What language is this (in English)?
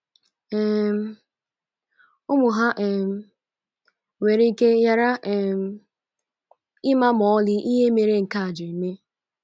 Igbo